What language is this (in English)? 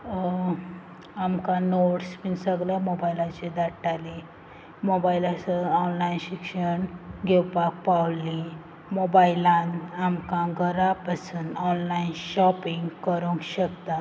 Konkani